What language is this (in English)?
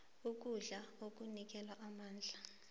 South Ndebele